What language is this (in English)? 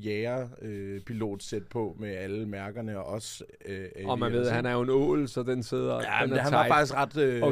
Danish